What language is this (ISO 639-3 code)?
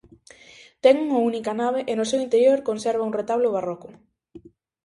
glg